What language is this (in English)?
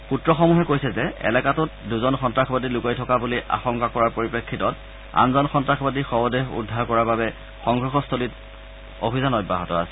Assamese